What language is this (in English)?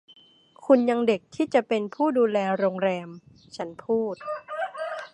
Thai